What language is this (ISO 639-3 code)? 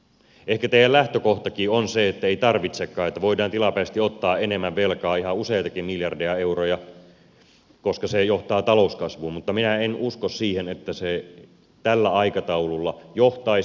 fin